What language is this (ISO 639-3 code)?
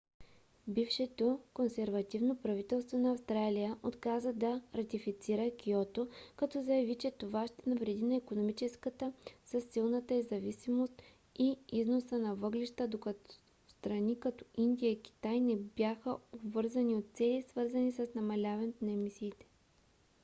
bul